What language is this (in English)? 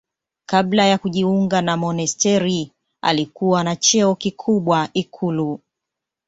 Swahili